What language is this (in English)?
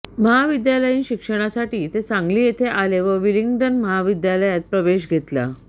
Marathi